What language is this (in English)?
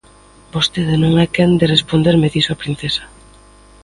Galician